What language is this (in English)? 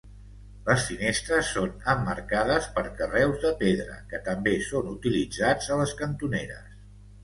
Catalan